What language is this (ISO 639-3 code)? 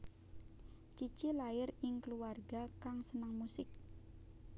jav